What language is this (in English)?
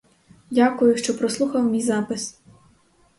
Ukrainian